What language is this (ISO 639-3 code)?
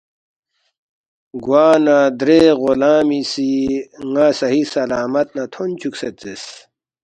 bft